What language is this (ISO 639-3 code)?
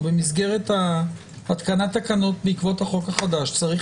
heb